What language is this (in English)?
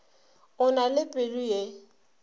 Northern Sotho